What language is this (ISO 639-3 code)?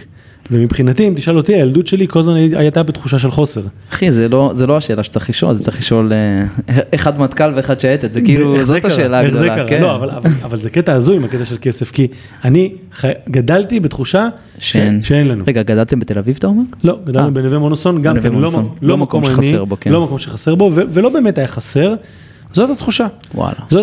heb